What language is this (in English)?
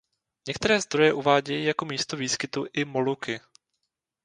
Czech